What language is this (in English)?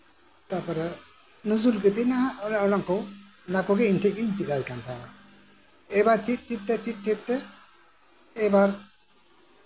Santali